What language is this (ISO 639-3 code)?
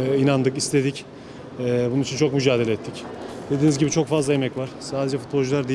tur